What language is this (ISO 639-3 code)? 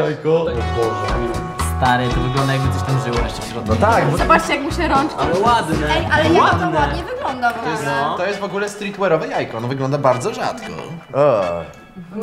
pol